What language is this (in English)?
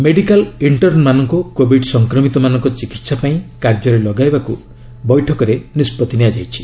Odia